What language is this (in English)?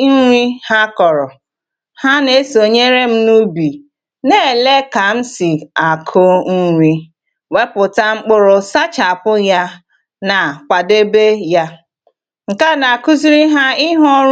Igbo